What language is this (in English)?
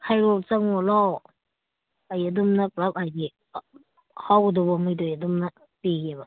Manipuri